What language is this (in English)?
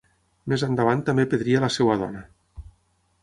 Catalan